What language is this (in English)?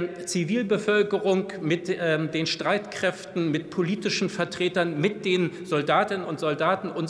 German